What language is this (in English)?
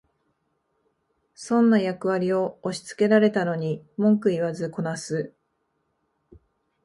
Japanese